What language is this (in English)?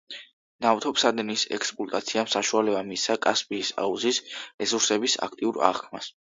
Georgian